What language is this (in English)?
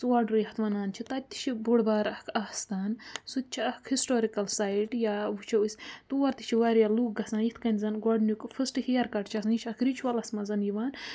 Kashmiri